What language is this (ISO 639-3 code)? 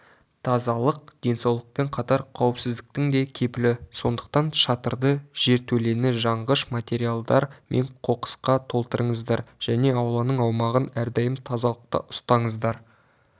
kaz